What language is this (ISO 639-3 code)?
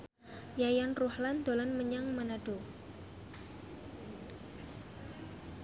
jav